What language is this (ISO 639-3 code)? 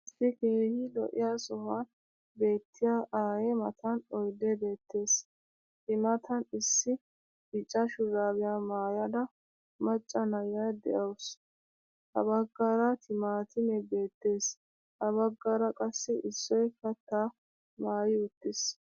wal